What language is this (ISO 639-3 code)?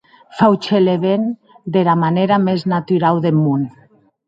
oci